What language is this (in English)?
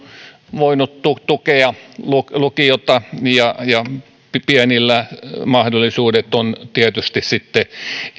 Finnish